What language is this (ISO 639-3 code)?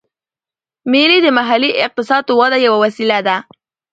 pus